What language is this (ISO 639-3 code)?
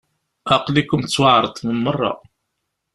kab